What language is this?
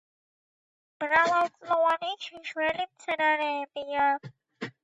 Georgian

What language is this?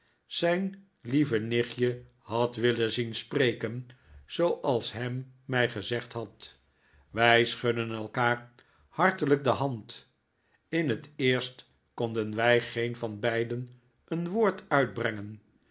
Dutch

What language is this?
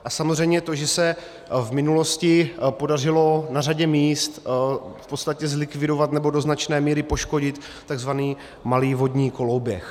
Czech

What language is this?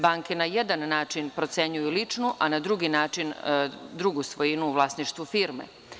Serbian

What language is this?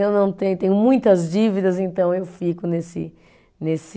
Portuguese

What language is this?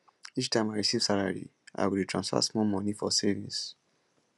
Nigerian Pidgin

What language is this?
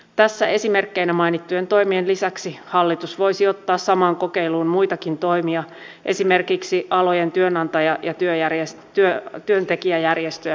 Finnish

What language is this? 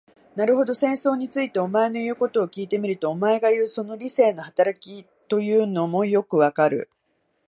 Japanese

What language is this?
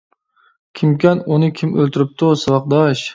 Uyghur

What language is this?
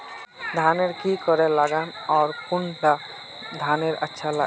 Magahi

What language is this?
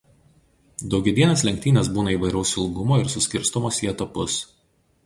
Lithuanian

